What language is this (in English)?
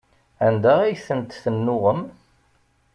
Kabyle